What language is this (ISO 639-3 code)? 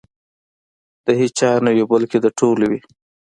pus